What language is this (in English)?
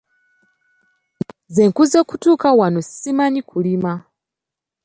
Ganda